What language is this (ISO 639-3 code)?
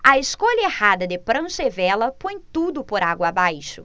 por